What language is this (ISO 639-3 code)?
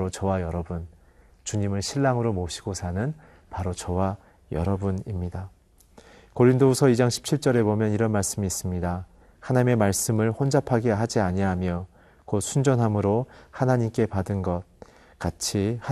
kor